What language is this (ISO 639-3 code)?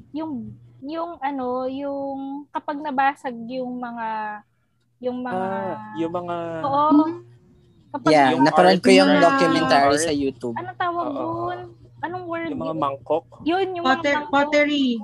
fil